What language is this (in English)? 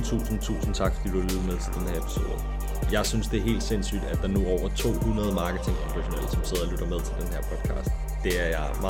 Danish